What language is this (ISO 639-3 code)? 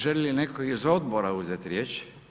hrv